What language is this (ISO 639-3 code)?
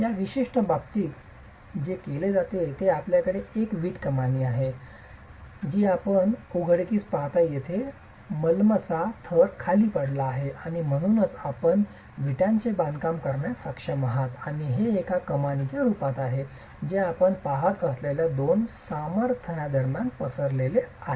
mar